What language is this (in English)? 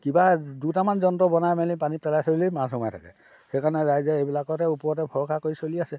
Assamese